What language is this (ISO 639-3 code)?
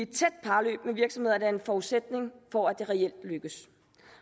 dan